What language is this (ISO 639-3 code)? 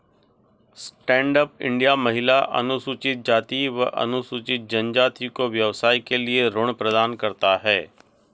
hin